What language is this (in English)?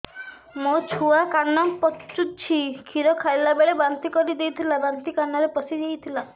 Odia